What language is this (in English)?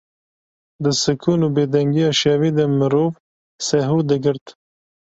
Kurdish